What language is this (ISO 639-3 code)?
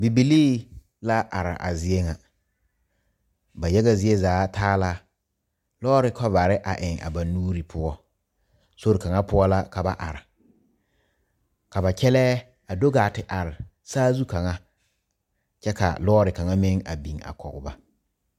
dga